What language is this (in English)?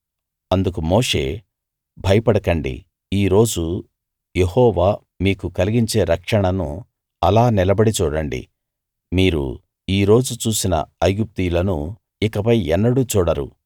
Telugu